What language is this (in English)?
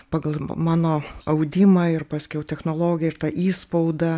Lithuanian